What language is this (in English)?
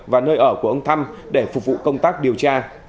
Vietnamese